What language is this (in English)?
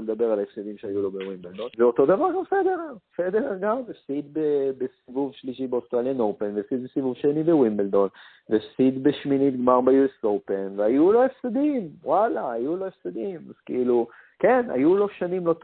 Hebrew